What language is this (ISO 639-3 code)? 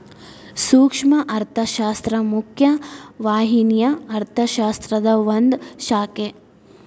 kan